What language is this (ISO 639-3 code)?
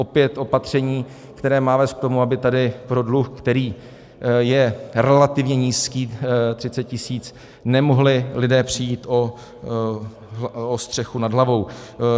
ces